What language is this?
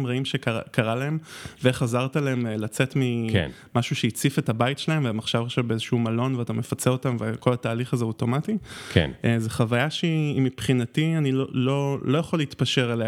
Hebrew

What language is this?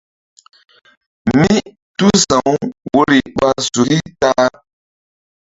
Mbum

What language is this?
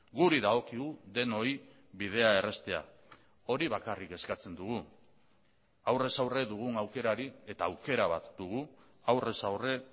Basque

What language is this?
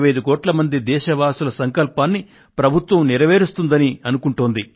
Telugu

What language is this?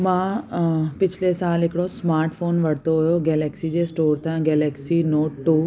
Sindhi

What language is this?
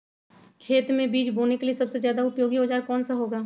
Magahi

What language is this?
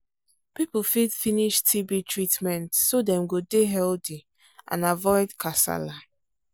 Nigerian Pidgin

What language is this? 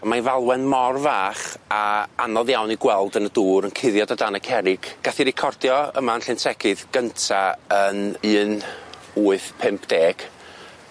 Welsh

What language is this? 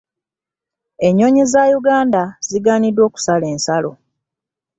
Ganda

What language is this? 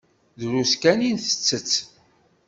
Kabyle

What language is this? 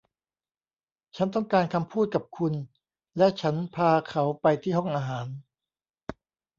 Thai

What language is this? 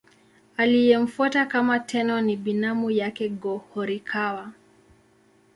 Swahili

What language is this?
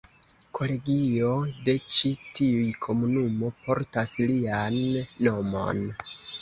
Esperanto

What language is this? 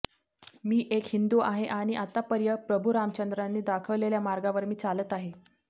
Marathi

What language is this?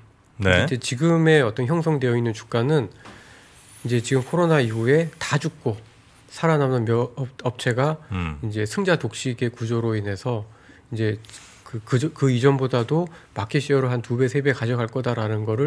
Korean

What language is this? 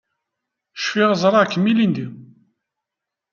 Kabyle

